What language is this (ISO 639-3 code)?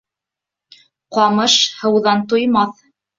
bak